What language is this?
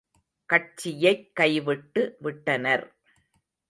Tamil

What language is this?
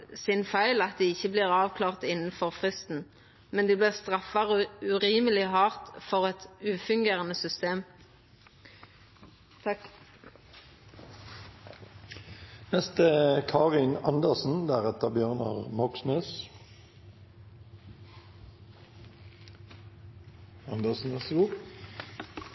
Norwegian Nynorsk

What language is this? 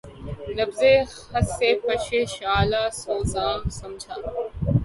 Urdu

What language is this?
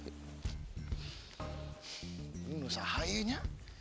Indonesian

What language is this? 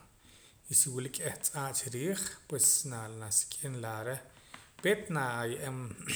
Poqomam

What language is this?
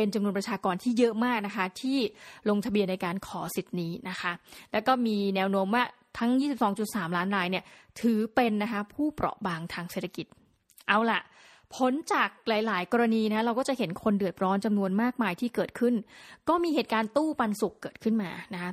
Thai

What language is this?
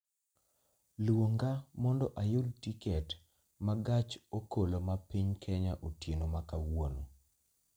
Luo (Kenya and Tanzania)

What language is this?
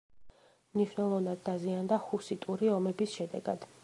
Georgian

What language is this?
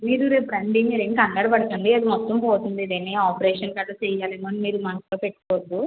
Telugu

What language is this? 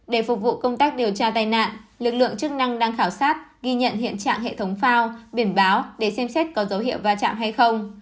Vietnamese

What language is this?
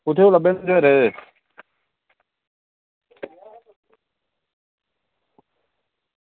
Dogri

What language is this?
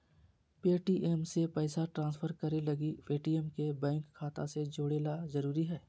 Magahi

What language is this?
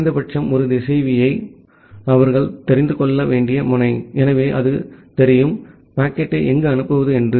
Tamil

